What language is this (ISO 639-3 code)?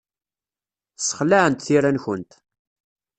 kab